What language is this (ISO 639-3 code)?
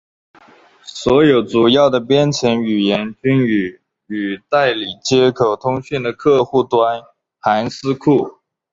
zho